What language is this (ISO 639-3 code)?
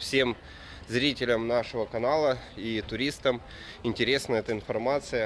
rus